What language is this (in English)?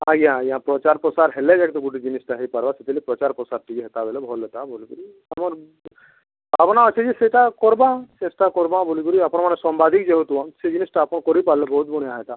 Odia